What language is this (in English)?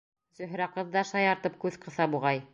Bashkir